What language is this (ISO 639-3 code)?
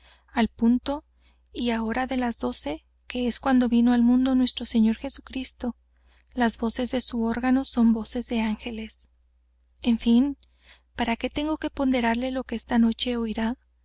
spa